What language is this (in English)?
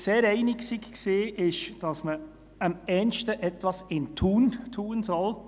Swiss German